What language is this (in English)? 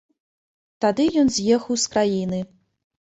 Belarusian